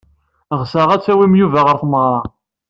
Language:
Kabyle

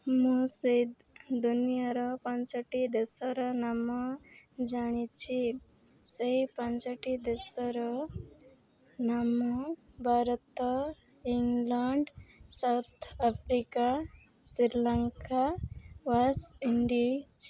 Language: Odia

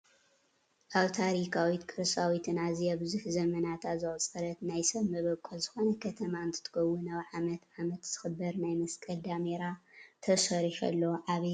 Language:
Tigrinya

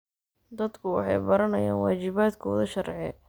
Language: Somali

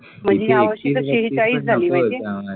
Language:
Marathi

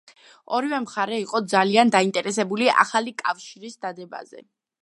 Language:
Georgian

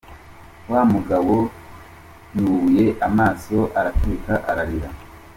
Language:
Kinyarwanda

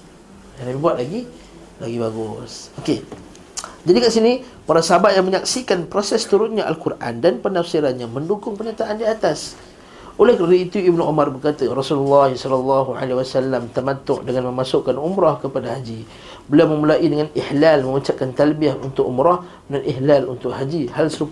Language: Malay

